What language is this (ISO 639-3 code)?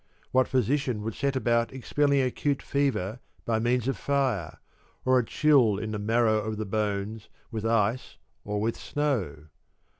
eng